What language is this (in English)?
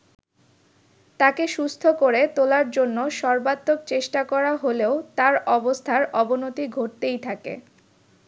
Bangla